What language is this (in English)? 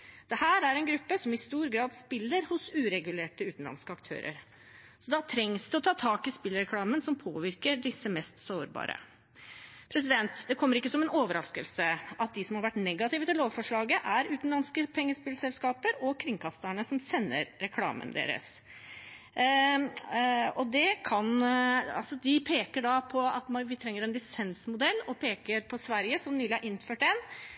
Norwegian Bokmål